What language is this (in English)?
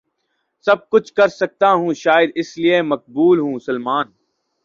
Urdu